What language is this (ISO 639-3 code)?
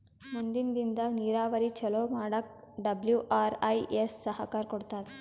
kan